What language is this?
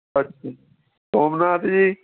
Punjabi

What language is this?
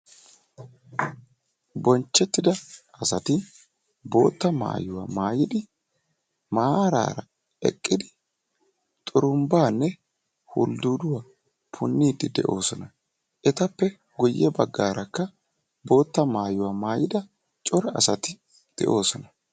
Wolaytta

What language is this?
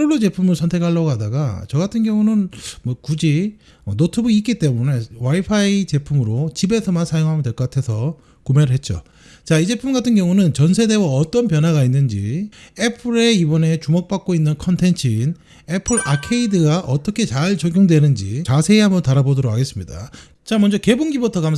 Korean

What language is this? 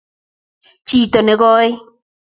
Kalenjin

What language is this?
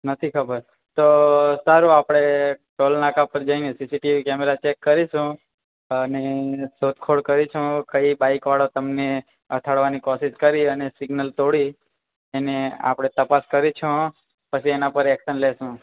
Gujarati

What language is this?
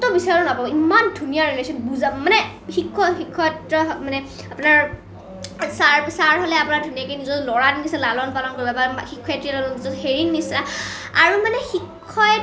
Assamese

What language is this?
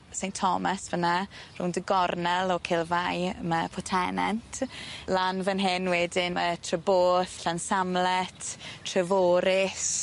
Welsh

